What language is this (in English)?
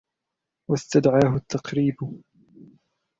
Arabic